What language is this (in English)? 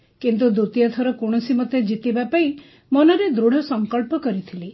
Odia